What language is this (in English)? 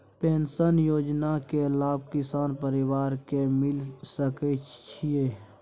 Maithili